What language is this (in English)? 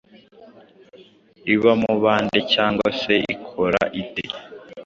Kinyarwanda